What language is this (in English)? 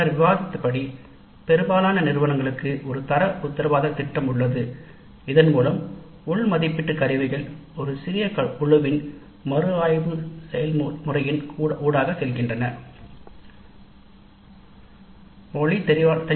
Tamil